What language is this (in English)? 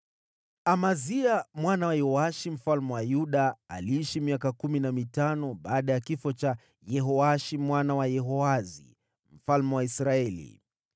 Swahili